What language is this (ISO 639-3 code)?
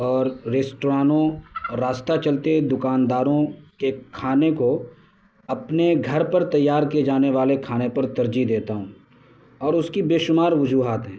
urd